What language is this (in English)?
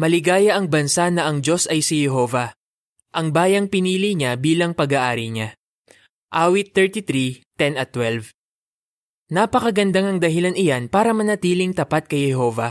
Filipino